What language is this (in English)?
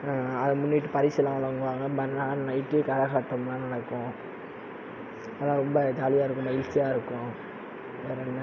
Tamil